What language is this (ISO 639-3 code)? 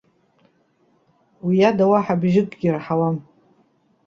abk